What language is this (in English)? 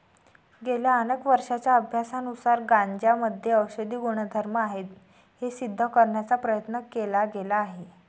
Marathi